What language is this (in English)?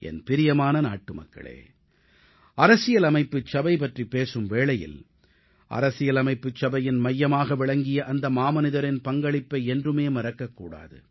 Tamil